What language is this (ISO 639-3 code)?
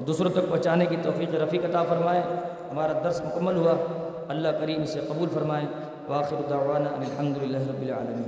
urd